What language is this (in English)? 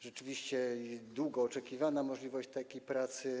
Polish